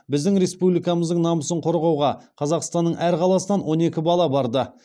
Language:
Kazakh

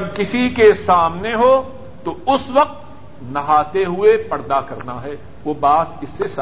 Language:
Urdu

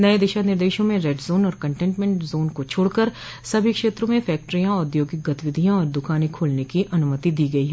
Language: Hindi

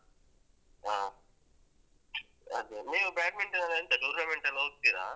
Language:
Kannada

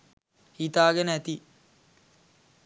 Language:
Sinhala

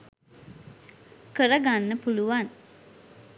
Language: Sinhala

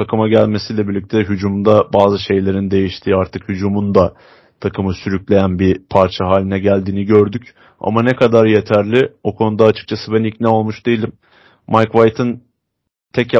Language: Turkish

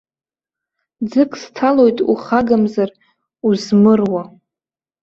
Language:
Abkhazian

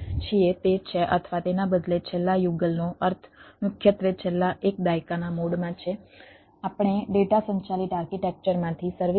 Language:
Gujarati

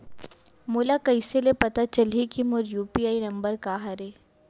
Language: Chhattisgarhi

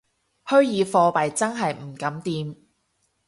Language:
Cantonese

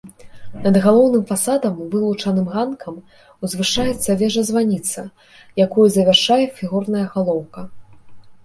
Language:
Belarusian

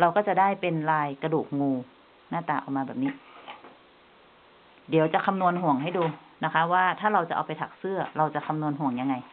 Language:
Thai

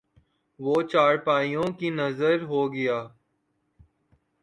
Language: Urdu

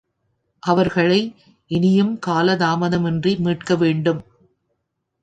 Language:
Tamil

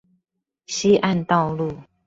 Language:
Chinese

